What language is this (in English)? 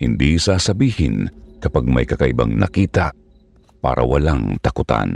Filipino